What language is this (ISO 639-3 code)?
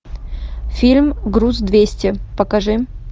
rus